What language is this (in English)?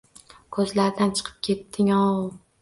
Uzbek